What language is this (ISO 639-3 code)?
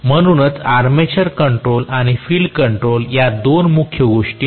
mar